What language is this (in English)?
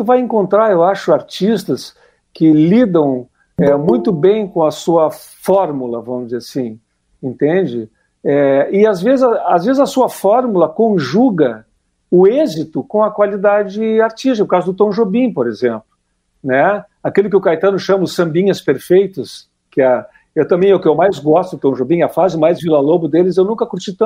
Portuguese